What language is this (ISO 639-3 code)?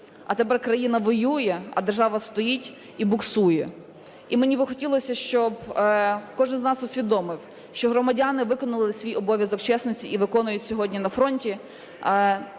ukr